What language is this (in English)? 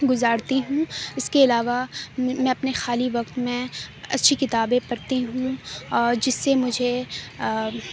Urdu